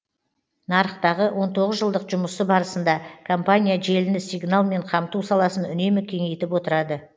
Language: Kazakh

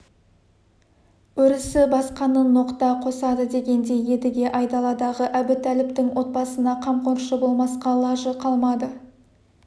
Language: Kazakh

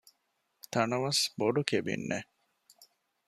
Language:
Divehi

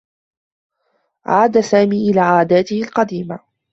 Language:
Arabic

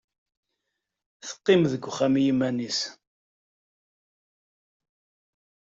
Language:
Kabyle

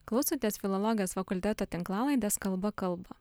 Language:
Lithuanian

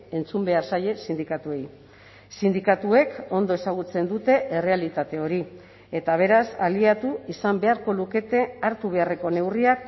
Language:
Basque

